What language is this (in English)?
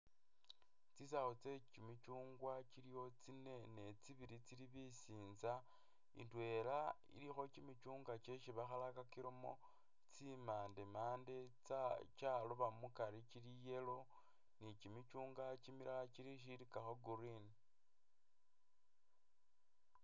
Masaaba